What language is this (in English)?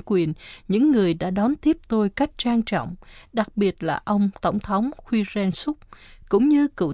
Vietnamese